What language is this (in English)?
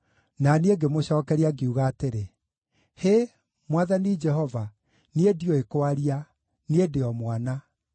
Kikuyu